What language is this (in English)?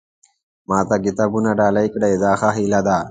Pashto